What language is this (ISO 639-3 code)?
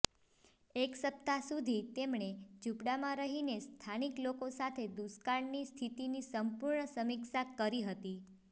guj